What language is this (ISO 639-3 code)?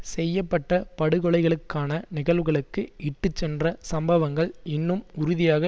tam